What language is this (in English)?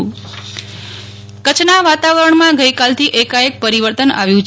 Gujarati